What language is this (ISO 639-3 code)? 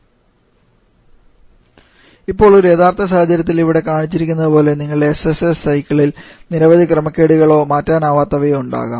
mal